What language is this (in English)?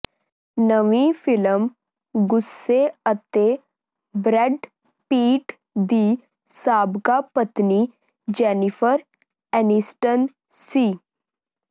Punjabi